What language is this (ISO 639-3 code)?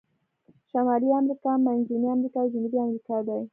pus